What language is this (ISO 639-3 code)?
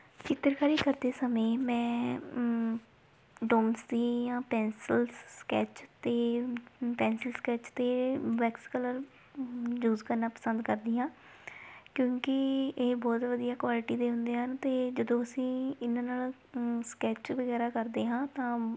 pan